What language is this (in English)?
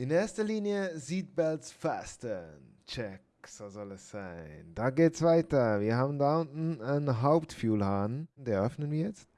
German